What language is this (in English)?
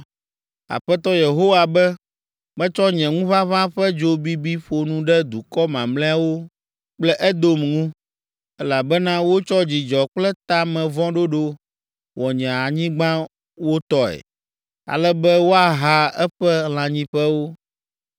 Ewe